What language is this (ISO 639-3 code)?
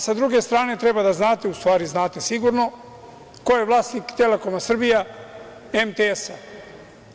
srp